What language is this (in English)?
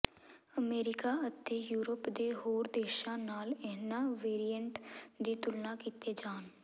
Punjabi